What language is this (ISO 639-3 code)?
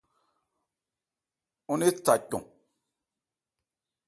ebr